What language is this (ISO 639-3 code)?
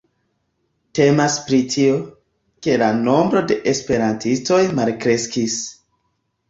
epo